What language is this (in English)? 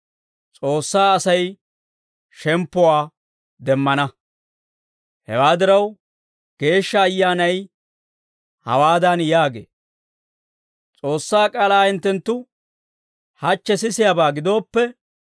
Dawro